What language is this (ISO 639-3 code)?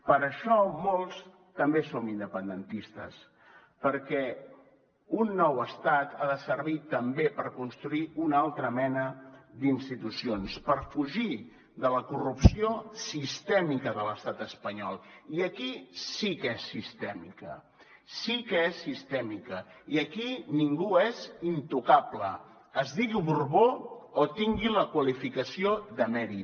cat